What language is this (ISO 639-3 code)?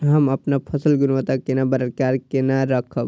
mai